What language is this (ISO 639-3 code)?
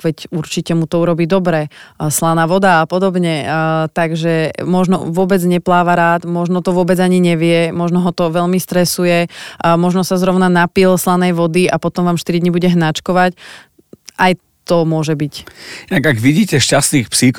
slk